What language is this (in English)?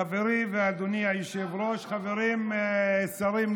Hebrew